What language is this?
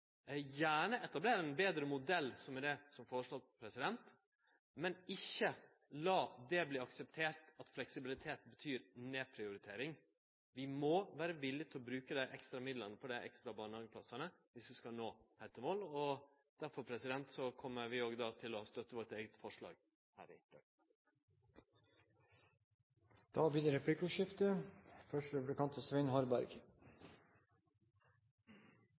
Norwegian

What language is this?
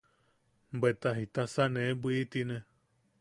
Yaqui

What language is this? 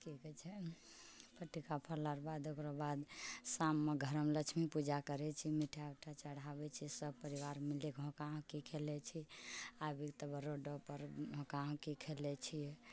Maithili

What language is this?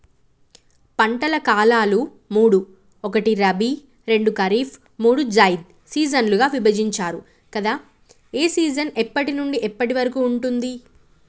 Telugu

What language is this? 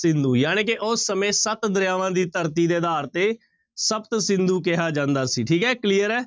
Punjabi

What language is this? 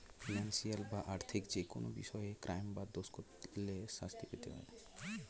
Bangla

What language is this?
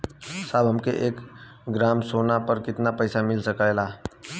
Bhojpuri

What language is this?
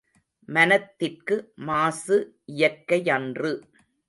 Tamil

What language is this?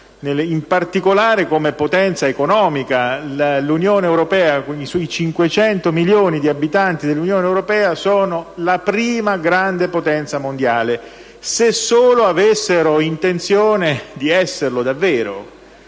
Italian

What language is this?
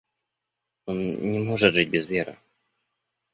Russian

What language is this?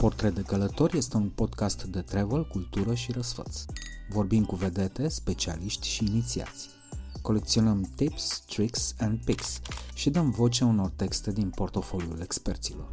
Romanian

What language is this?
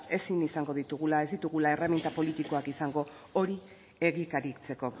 Basque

